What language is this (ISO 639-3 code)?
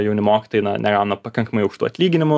lit